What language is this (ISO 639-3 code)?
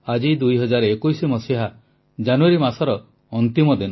ori